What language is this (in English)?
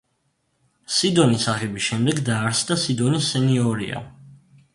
Georgian